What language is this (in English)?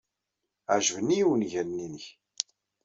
Kabyle